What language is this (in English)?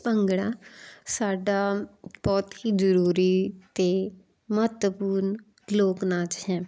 Punjabi